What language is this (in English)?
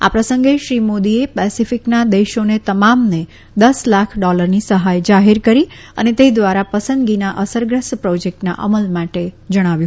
Gujarati